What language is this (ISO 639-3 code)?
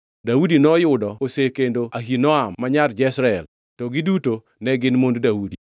luo